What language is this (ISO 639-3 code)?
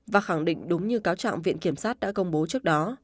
vie